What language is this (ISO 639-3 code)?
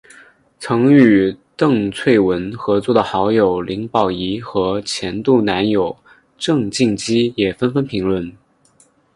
zho